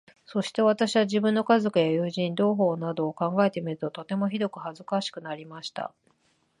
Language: Japanese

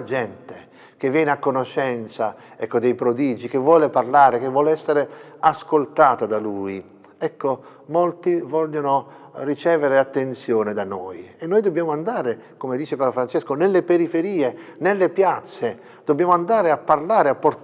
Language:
Italian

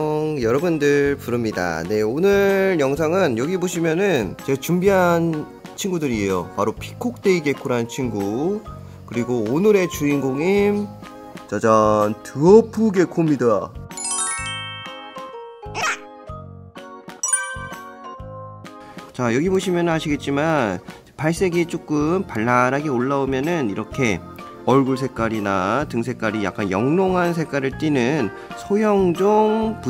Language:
Korean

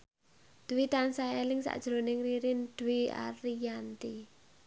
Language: Javanese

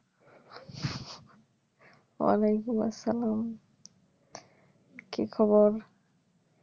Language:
Bangla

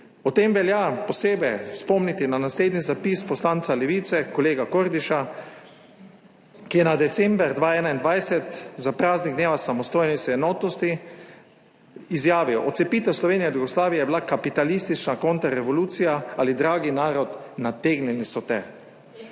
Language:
Slovenian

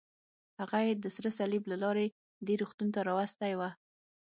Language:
Pashto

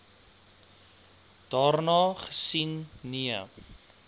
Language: Afrikaans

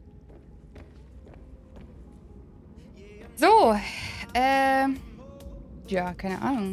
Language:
German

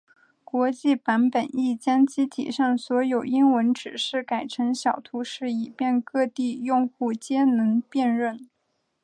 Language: Chinese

